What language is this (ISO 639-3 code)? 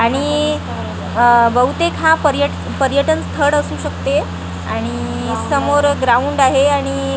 mar